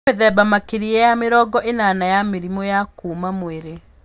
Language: Kikuyu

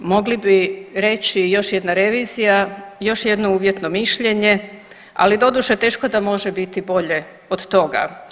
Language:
Croatian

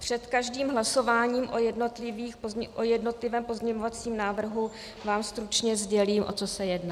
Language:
Czech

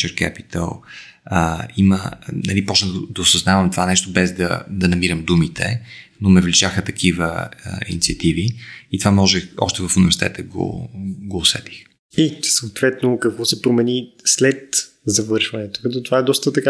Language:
Bulgarian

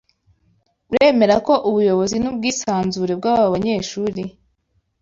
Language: Kinyarwanda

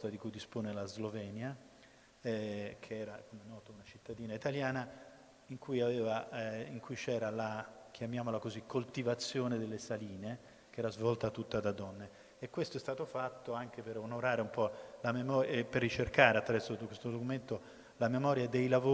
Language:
Italian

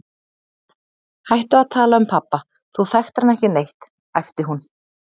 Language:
Icelandic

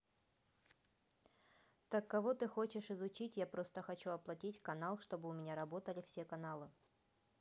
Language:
Russian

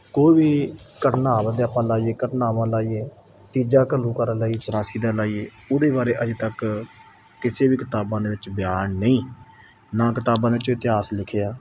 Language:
Punjabi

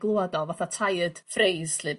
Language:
Welsh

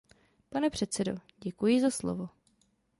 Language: Czech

